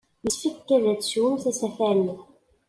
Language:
Kabyle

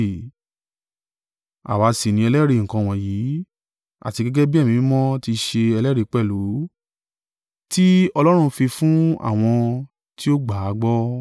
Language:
Yoruba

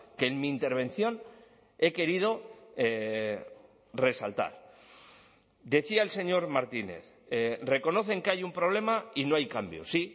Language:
Spanish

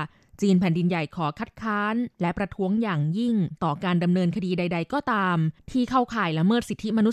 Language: Thai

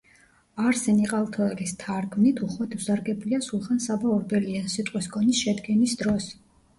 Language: Georgian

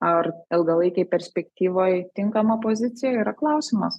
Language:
Lithuanian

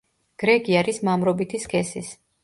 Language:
Georgian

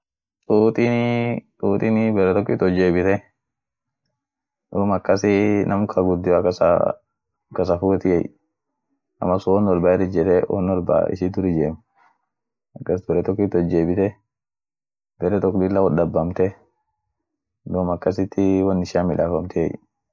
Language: Orma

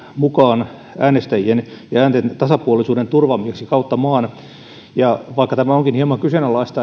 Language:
Finnish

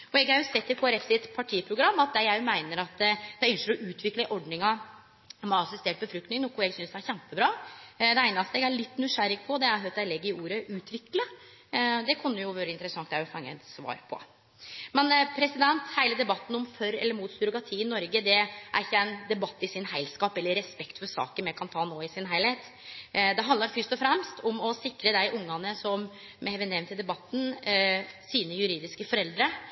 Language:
Norwegian Nynorsk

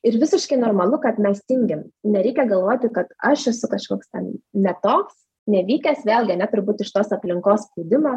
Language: Lithuanian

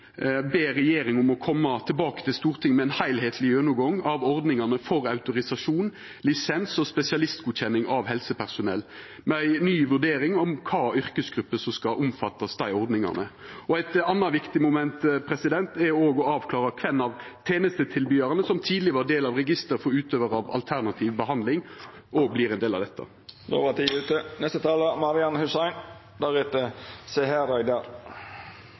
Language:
Norwegian Nynorsk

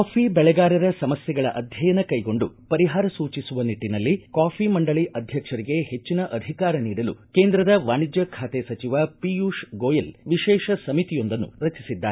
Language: Kannada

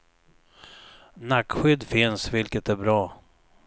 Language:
Swedish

